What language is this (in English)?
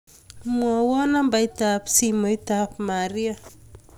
Kalenjin